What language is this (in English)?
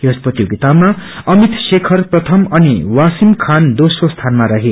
Nepali